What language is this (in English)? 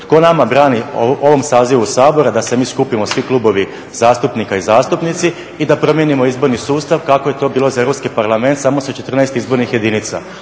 Croatian